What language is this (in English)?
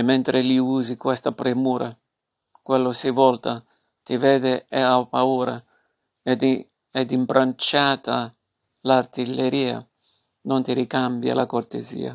Italian